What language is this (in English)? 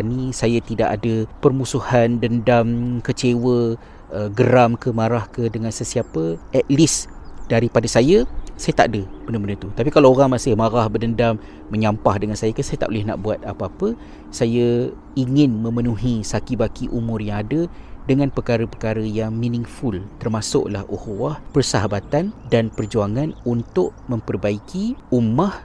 Malay